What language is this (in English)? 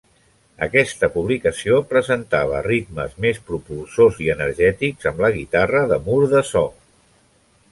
Catalan